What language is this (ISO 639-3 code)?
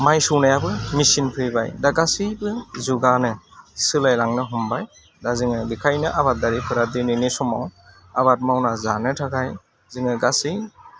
brx